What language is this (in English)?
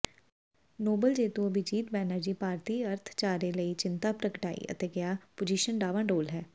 Punjabi